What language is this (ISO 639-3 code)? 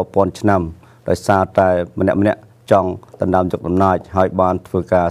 tha